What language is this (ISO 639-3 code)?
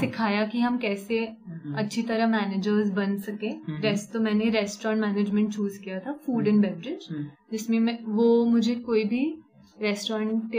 hin